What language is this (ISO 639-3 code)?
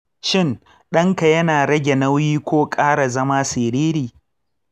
hau